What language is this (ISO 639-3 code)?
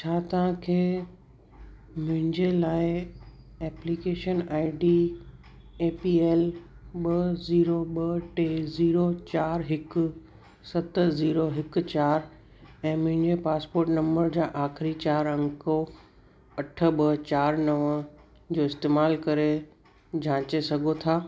snd